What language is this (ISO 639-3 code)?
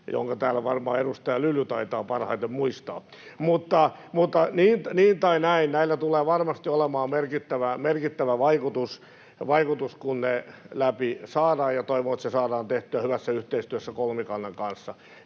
fin